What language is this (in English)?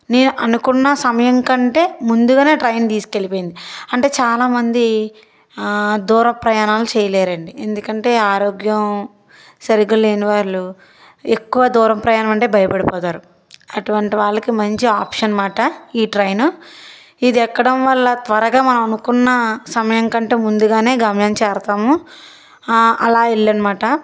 Telugu